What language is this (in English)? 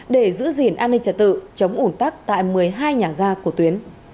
Vietnamese